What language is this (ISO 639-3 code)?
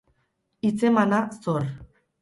eus